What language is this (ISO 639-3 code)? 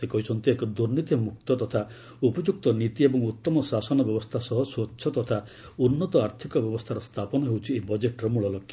ori